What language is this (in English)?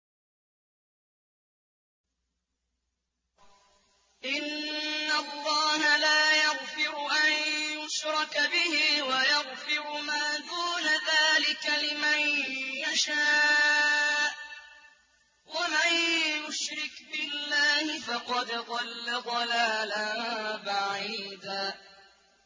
Arabic